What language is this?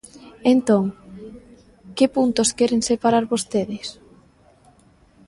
Galician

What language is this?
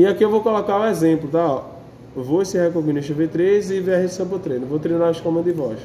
Portuguese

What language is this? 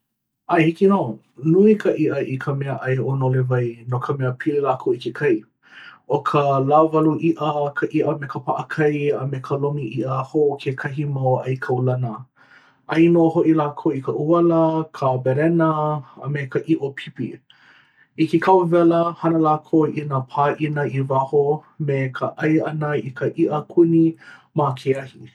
Hawaiian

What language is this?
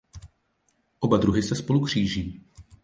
Czech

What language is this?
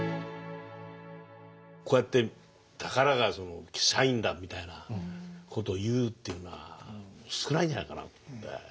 Japanese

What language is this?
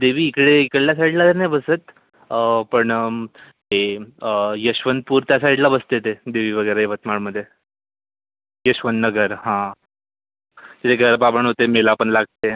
Marathi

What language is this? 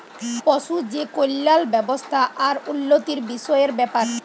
Bangla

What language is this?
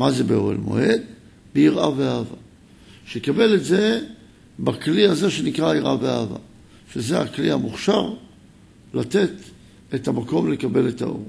Hebrew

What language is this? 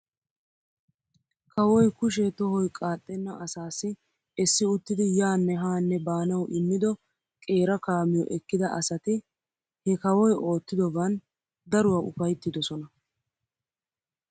Wolaytta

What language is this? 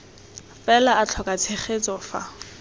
Tswana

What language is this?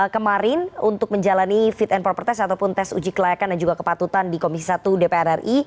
Indonesian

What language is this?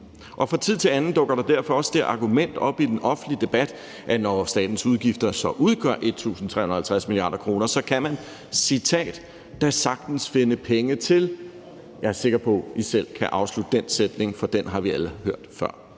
Danish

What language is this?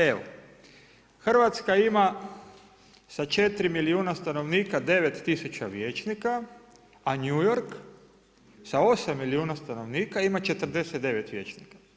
Croatian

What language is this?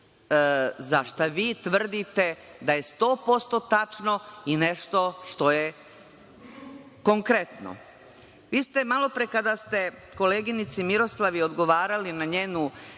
Serbian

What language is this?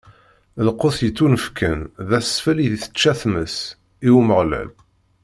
Kabyle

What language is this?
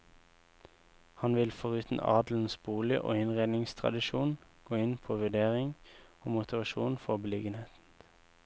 Norwegian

